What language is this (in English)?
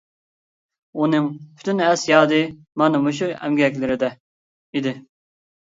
Uyghur